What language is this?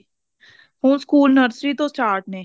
Punjabi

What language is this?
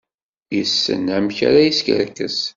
Kabyle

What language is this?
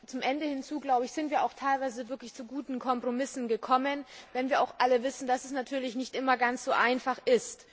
German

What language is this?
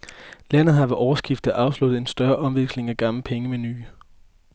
Danish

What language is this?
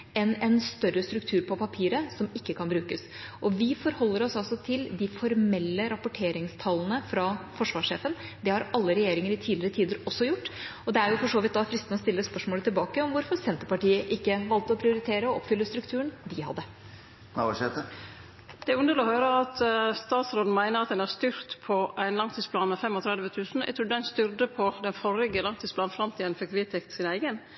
Norwegian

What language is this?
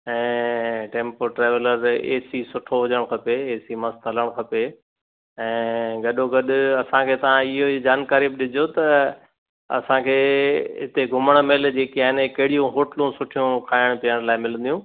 Sindhi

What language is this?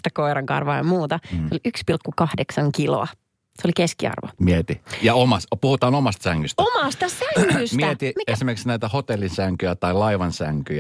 Finnish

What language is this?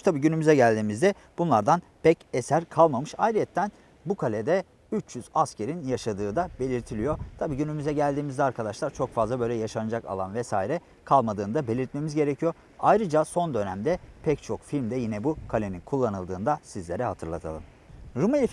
Turkish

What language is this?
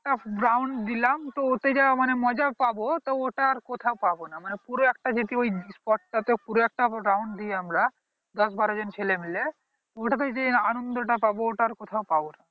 Bangla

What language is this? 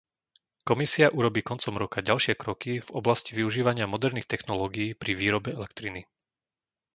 Slovak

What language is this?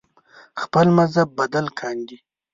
Pashto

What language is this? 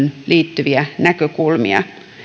Finnish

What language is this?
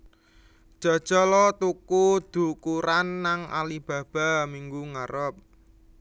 Javanese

